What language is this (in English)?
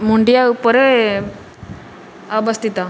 Odia